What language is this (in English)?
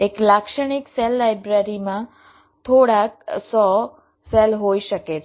Gujarati